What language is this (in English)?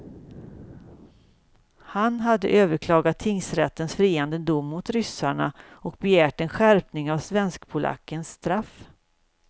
Swedish